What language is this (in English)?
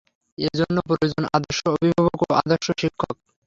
Bangla